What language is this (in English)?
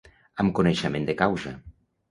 Catalan